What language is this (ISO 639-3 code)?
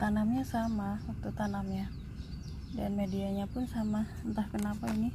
ind